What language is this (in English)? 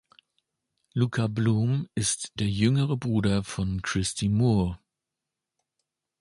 German